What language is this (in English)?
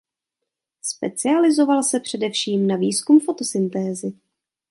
Czech